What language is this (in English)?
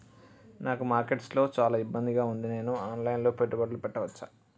Telugu